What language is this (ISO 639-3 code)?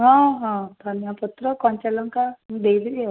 ori